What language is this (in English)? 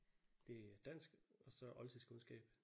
Danish